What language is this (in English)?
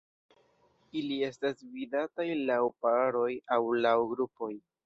Esperanto